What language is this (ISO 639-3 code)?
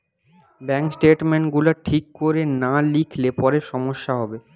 ben